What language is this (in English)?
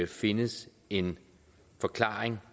Danish